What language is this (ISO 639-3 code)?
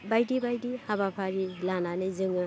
brx